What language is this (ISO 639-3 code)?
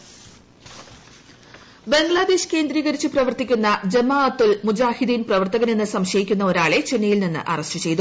mal